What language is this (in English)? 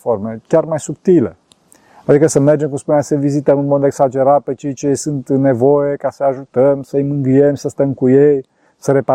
Romanian